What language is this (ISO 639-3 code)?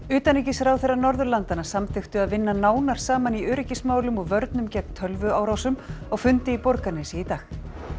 isl